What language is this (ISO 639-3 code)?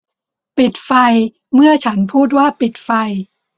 tha